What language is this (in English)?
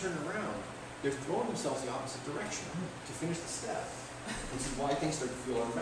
English